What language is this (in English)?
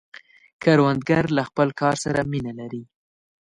Pashto